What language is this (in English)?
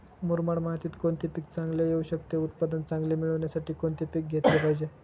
Marathi